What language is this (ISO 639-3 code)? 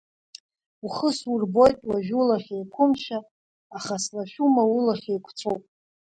abk